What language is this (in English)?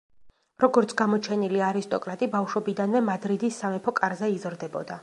Georgian